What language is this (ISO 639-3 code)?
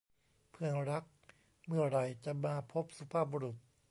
tha